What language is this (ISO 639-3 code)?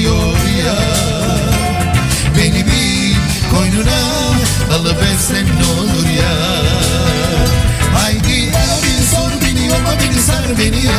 tur